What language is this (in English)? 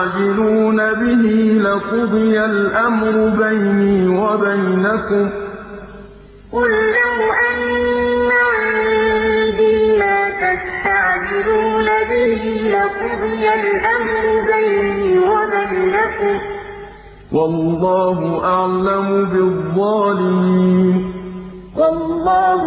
Arabic